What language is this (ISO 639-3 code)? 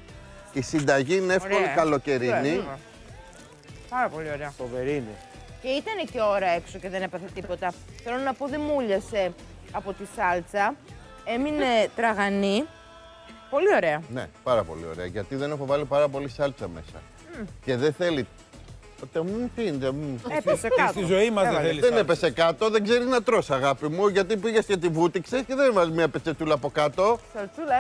ell